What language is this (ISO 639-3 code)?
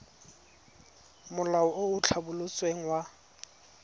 tsn